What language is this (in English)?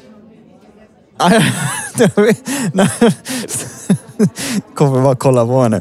Swedish